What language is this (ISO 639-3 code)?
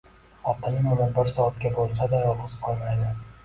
uzb